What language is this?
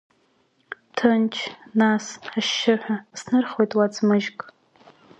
Abkhazian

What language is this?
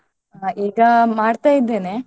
Kannada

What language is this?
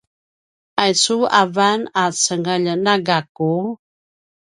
Paiwan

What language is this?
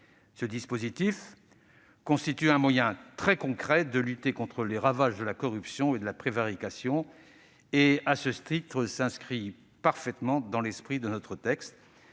French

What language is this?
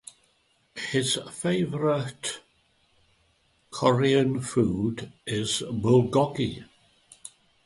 English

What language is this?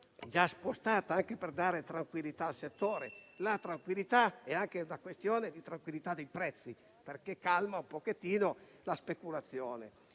Italian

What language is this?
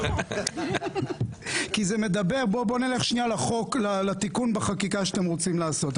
Hebrew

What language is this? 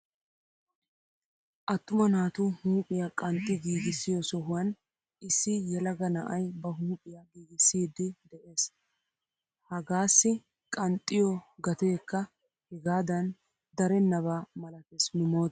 Wolaytta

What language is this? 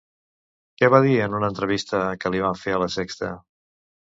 Catalan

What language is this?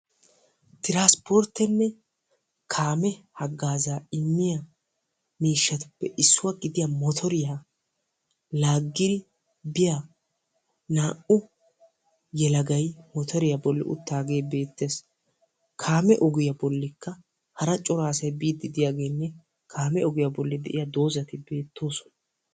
Wolaytta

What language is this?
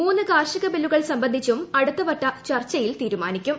Malayalam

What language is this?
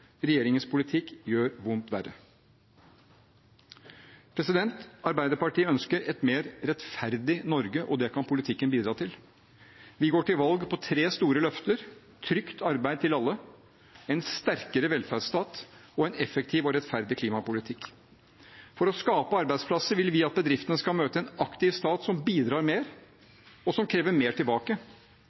Norwegian Bokmål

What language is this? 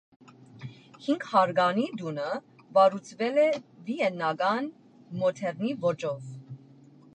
Armenian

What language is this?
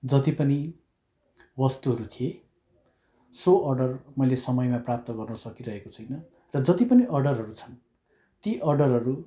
Nepali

